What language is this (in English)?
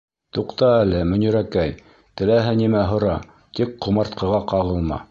Bashkir